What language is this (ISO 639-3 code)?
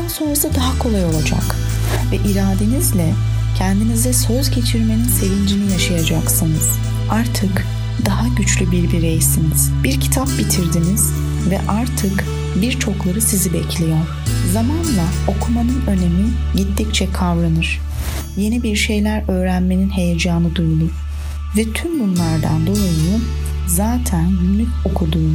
tur